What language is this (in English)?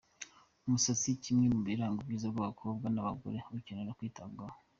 Kinyarwanda